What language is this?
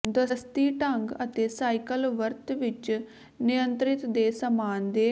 Punjabi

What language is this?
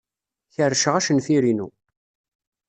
Kabyle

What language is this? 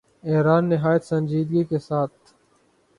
Urdu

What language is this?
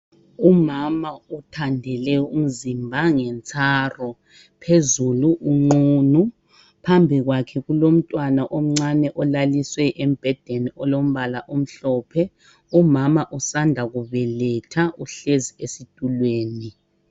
North Ndebele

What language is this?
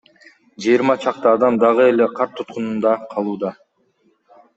Kyrgyz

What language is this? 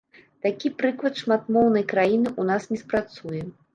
Belarusian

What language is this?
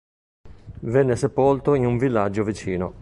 Italian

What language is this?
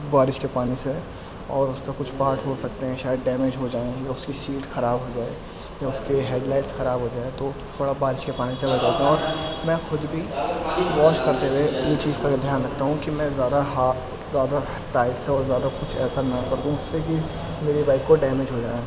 Urdu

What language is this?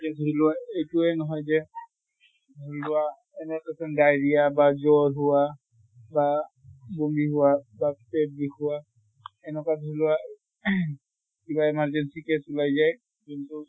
Assamese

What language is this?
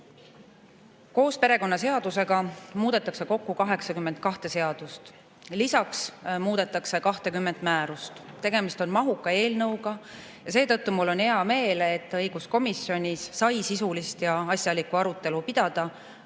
Estonian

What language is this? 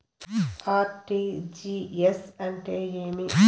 Telugu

